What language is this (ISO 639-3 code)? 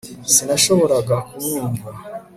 kin